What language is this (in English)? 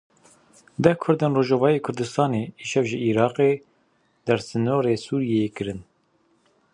Kurdish